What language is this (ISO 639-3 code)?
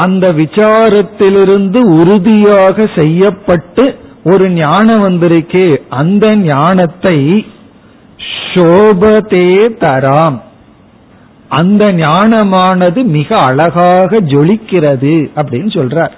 tam